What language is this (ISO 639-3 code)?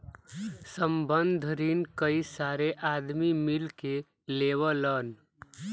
bho